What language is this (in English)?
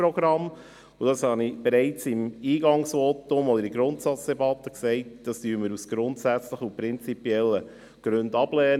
Swiss German